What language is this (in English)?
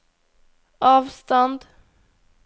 Norwegian